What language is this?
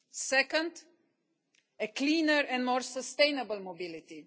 English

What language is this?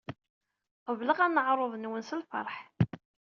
Kabyle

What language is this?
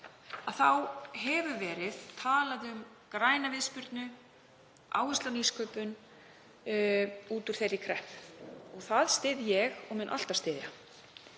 Icelandic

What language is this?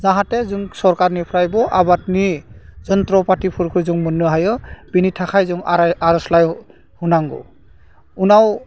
Bodo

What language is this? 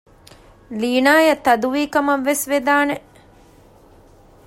Divehi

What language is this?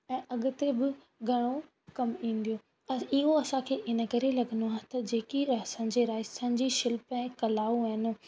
Sindhi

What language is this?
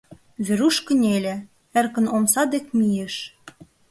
Mari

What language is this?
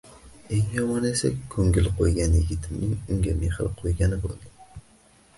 Uzbek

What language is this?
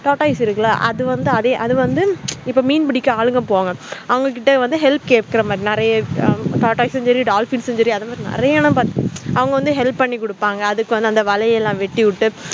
Tamil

